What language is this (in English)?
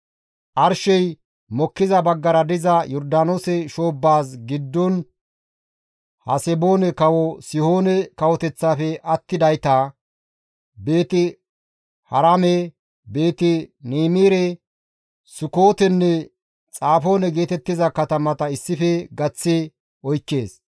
Gamo